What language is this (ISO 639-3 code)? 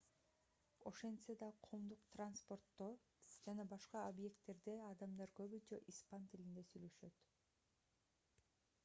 kir